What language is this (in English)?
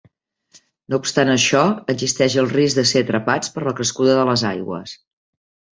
Catalan